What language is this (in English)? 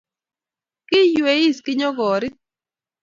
Kalenjin